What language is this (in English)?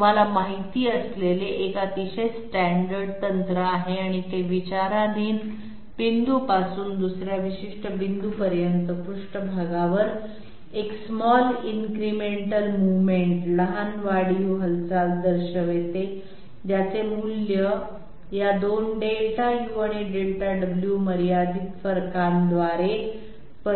Marathi